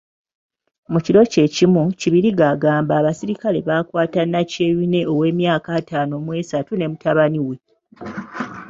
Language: Ganda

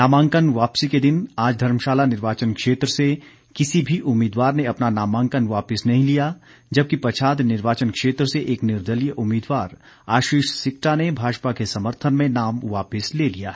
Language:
Hindi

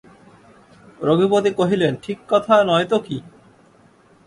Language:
Bangla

